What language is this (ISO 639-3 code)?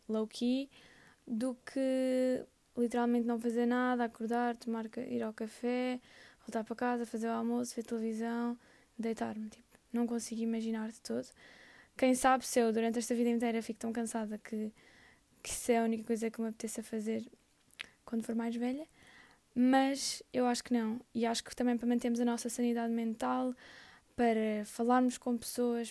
por